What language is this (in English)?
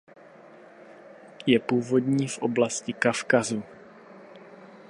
Czech